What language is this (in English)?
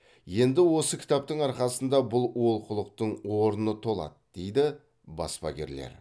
Kazakh